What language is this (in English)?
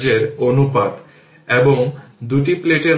Bangla